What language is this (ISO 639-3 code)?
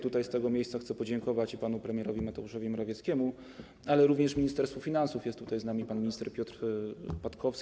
pol